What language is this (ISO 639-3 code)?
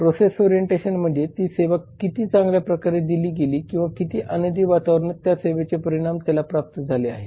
mar